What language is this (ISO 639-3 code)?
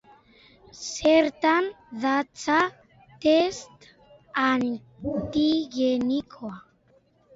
eus